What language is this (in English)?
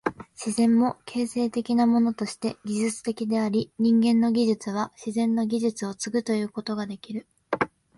Japanese